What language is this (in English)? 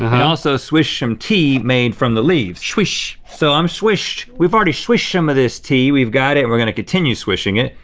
English